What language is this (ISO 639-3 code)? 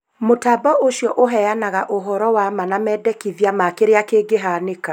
kik